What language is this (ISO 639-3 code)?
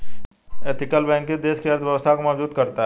hin